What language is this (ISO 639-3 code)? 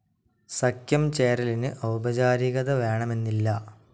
mal